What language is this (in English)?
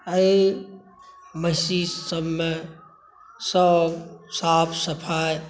Maithili